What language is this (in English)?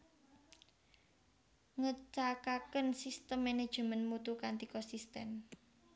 Javanese